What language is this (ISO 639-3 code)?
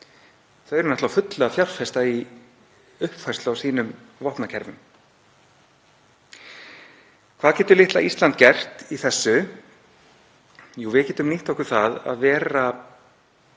isl